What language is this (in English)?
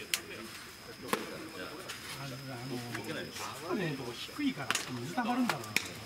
Japanese